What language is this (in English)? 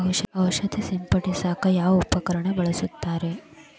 Kannada